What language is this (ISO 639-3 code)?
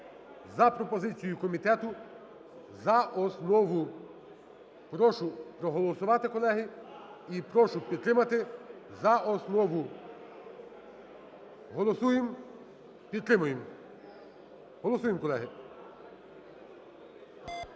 ukr